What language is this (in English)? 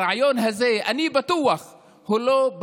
Hebrew